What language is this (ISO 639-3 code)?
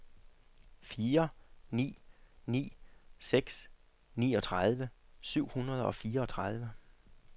dan